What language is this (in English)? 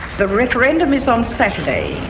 English